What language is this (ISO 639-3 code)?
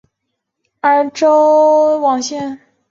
zho